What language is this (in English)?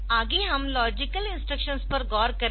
Hindi